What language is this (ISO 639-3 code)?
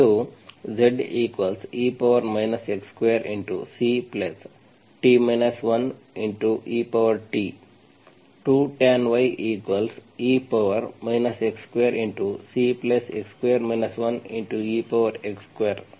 kan